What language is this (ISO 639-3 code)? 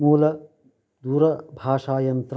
san